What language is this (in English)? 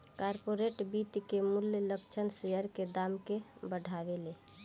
Bhojpuri